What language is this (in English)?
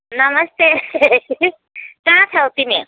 Nepali